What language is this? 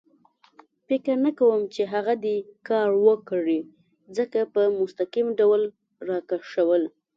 Pashto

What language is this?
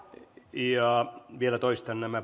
Finnish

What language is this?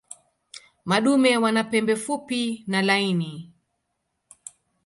Swahili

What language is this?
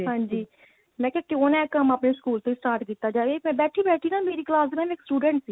Punjabi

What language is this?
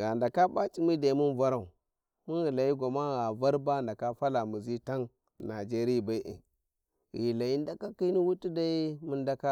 Warji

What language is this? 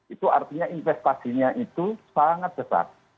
Indonesian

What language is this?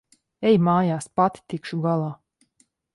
Latvian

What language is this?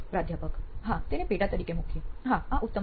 Gujarati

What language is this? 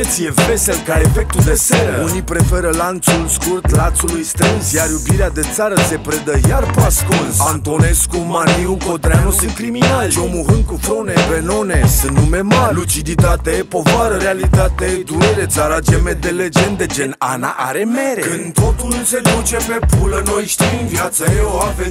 Romanian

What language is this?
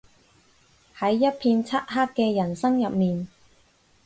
Cantonese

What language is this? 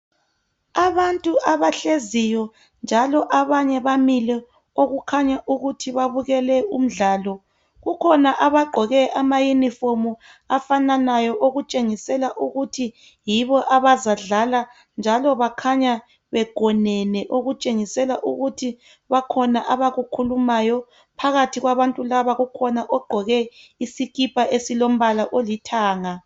North Ndebele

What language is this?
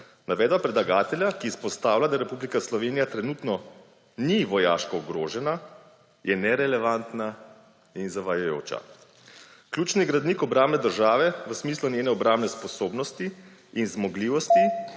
Slovenian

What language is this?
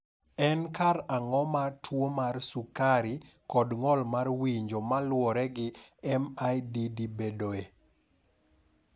Luo (Kenya and Tanzania)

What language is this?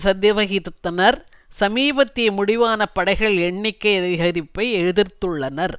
Tamil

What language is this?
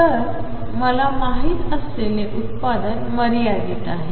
Marathi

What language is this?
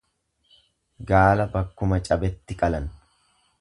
Oromo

